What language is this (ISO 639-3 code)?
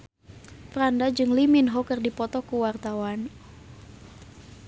sun